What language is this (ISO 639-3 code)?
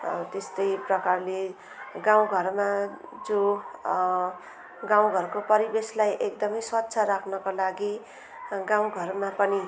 nep